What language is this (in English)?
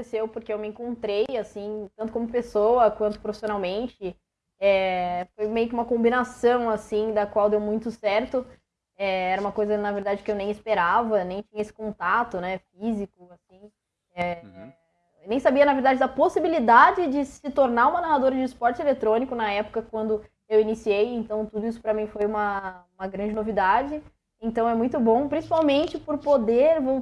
Portuguese